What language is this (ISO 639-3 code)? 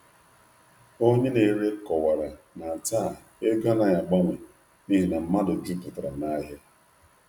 ibo